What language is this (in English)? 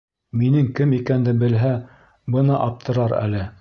Bashkir